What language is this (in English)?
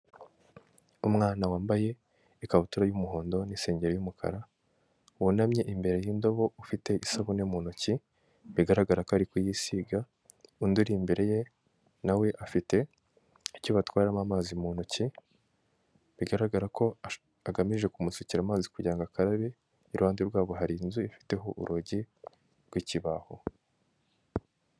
Kinyarwanda